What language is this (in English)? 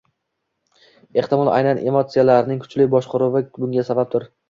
Uzbek